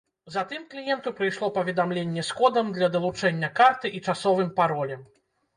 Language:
Belarusian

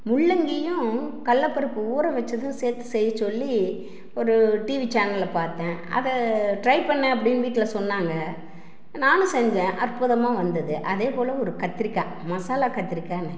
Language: Tamil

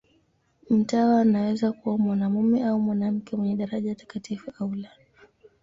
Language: Swahili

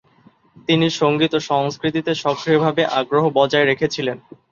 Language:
Bangla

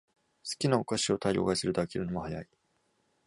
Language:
Japanese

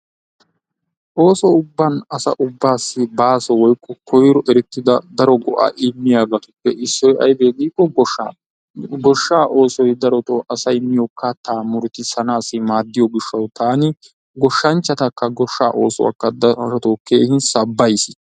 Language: Wolaytta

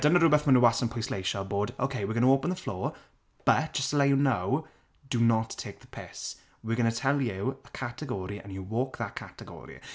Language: Welsh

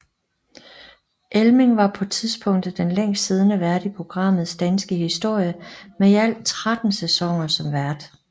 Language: Danish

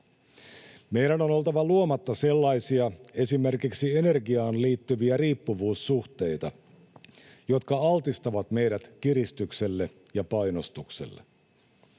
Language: Finnish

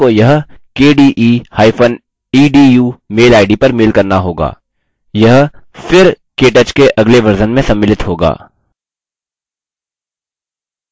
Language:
Hindi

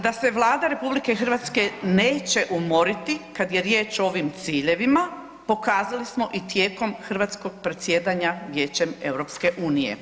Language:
Croatian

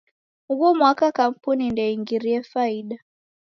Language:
Taita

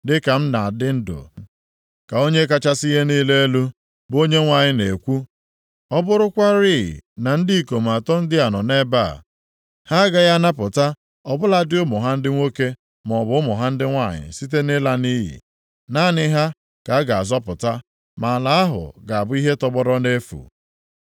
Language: Igbo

